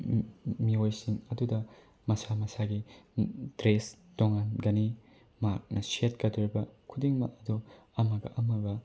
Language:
Manipuri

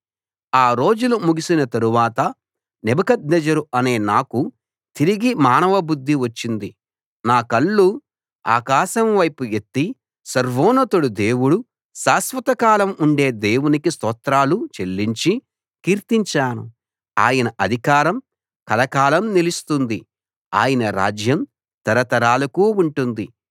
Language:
Telugu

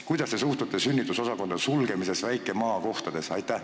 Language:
Estonian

